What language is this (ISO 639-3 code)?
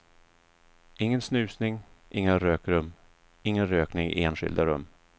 swe